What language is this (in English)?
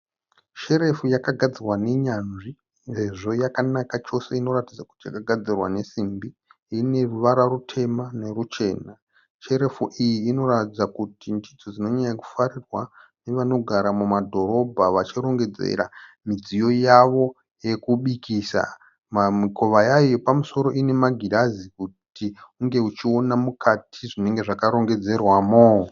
Shona